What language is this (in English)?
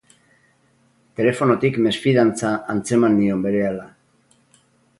Basque